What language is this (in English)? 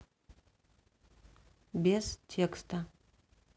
Russian